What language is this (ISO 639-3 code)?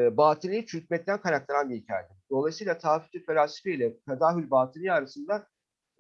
tur